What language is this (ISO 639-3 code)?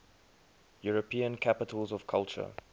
eng